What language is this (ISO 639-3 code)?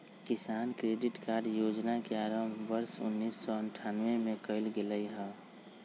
mag